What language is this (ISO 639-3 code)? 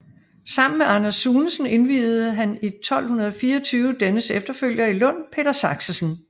dan